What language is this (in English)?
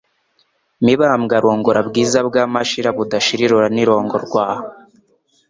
Kinyarwanda